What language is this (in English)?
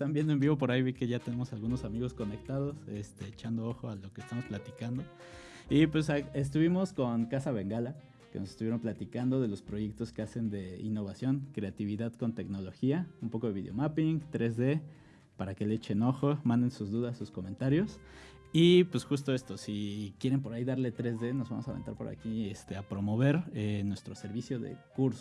Spanish